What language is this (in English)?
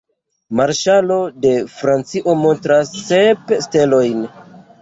Esperanto